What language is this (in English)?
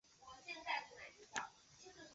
Chinese